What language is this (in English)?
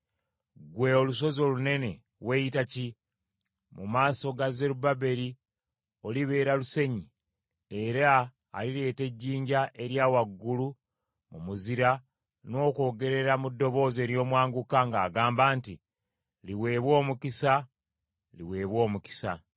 Ganda